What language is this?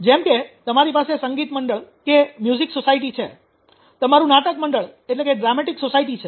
Gujarati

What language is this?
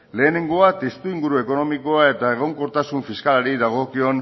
Basque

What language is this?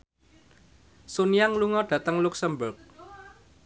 Javanese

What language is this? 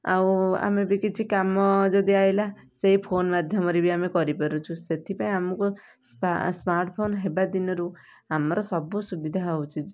Odia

